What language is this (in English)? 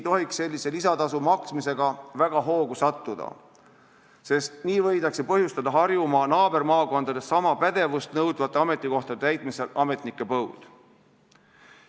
Estonian